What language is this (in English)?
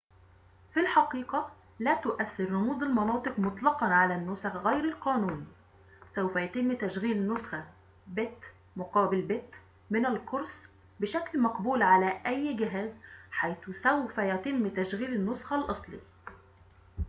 Arabic